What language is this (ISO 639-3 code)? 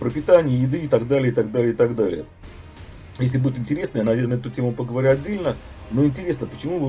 rus